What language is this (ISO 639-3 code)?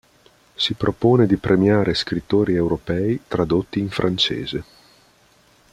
ita